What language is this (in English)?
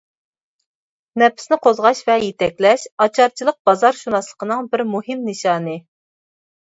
Uyghur